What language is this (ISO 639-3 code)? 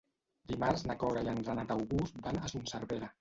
cat